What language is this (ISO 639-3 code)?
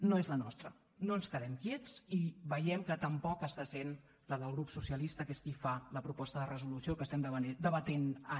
cat